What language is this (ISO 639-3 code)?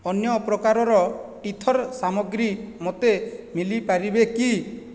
ori